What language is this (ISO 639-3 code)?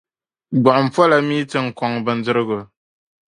dag